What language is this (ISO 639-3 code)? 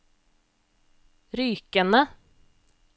nor